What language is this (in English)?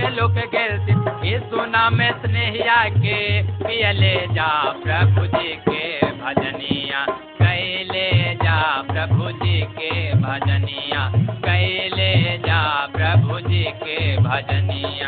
Hindi